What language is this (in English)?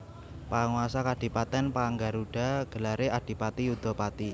Javanese